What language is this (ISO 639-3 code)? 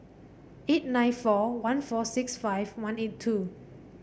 eng